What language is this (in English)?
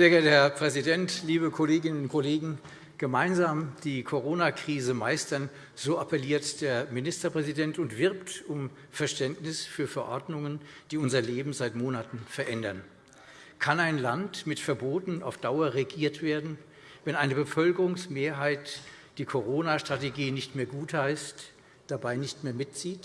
German